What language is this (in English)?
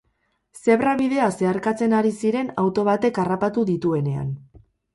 Basque